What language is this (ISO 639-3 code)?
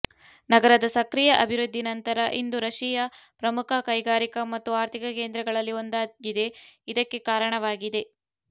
kan